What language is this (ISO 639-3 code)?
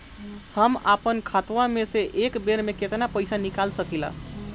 bho